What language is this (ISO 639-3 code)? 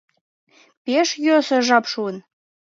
chm